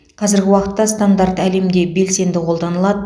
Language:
Kazakh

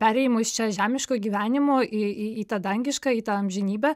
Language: Lithuanian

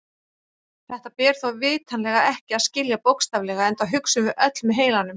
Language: Icelandic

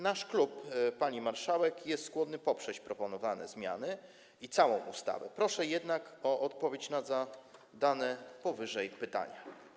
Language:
Polish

